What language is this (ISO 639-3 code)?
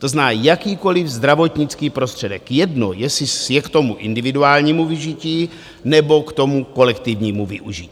ces